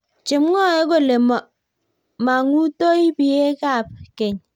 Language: Kalenjin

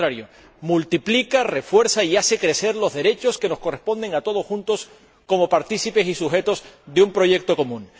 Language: Spanish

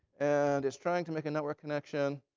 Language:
English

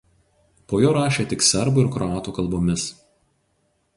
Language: Lithuanian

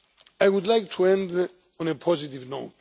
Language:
English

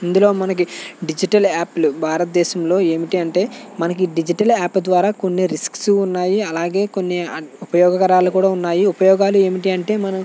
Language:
Telugu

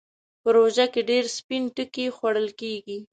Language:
Pashto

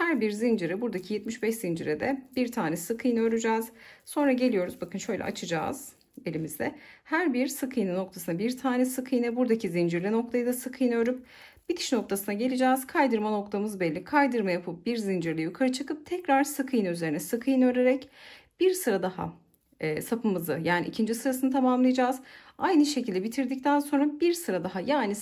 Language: Turkish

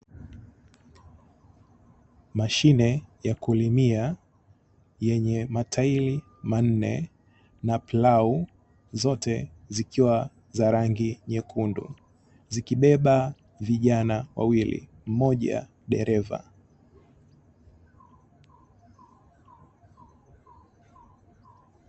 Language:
Swahili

